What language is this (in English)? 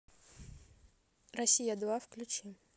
Russian